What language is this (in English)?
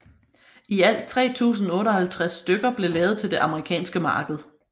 Danish